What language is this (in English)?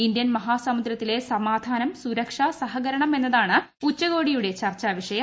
Malayalam